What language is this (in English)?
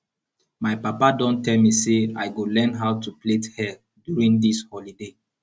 Nigerian Pidgin